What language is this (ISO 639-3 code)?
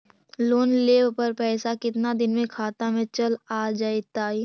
mag